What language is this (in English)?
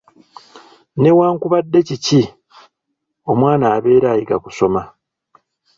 Ganda